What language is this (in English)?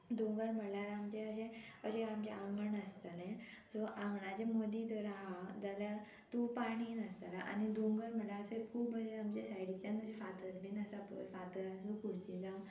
Konkani